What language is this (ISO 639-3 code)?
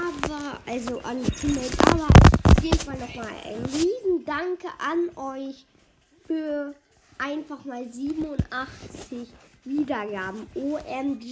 deu